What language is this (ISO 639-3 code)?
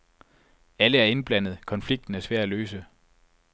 dan